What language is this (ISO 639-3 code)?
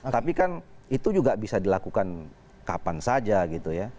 ind